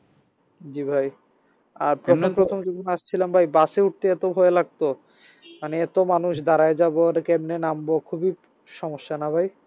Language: Bangla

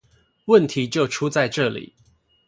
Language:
Chinese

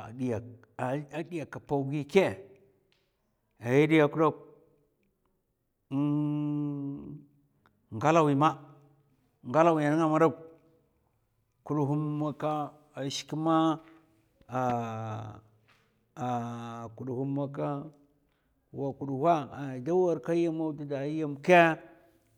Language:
Mafa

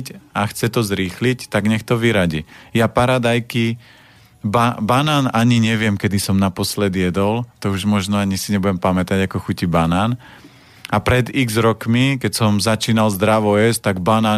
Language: Slovak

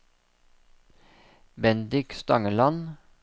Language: Norwegian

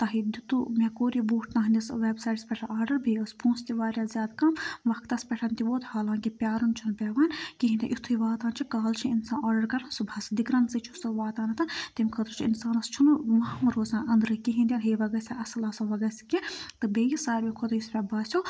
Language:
Kashmiri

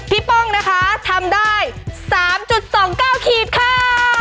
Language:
Thai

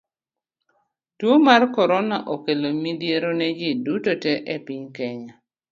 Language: Luo (Kenya and Tanzania)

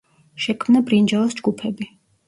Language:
Georgian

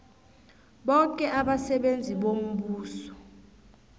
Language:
South Ndebele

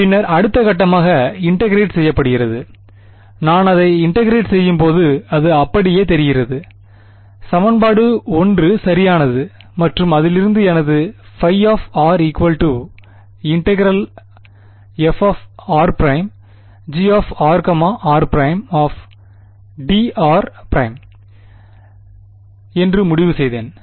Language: Tamil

